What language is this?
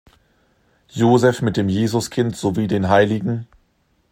German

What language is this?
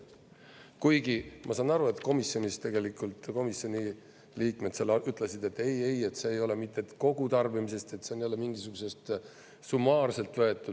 Estonian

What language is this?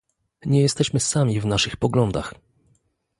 Polish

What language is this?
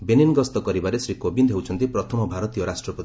Odia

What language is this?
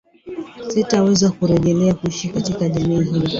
Swahili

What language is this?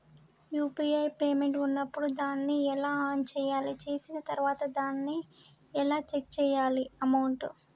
Telugu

